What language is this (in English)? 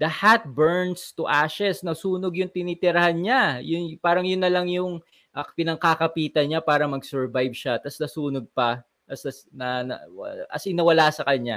Filipino